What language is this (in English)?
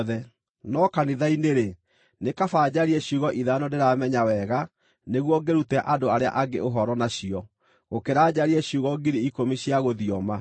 Kikuyu